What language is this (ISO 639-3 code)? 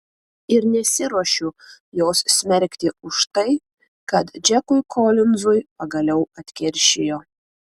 lit